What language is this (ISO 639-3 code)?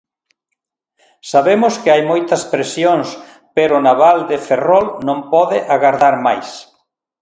glg